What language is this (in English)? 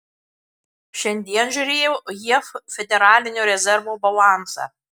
Lithuanian